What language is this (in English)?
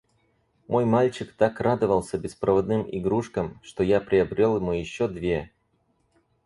Russian